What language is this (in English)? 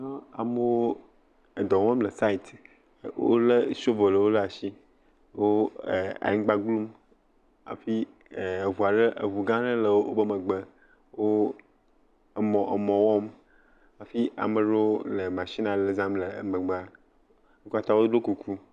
Ewe